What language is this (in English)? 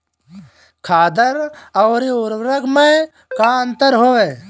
Bhojpuri